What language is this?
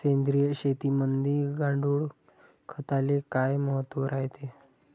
Marathi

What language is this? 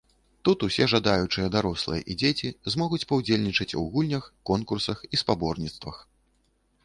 Belarusian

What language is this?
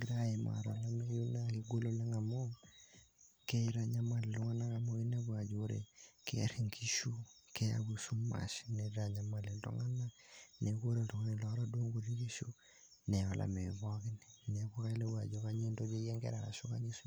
Masai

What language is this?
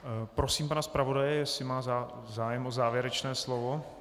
Czech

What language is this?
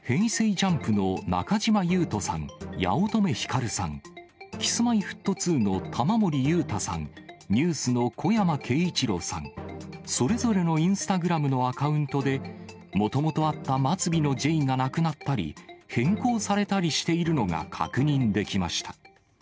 Japanese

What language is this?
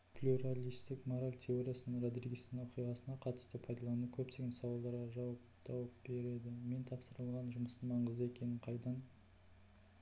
Kazakh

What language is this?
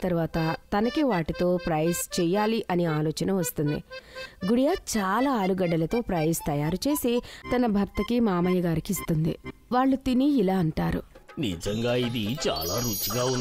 Telugu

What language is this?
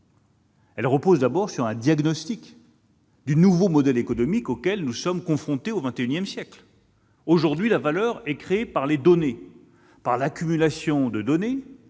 French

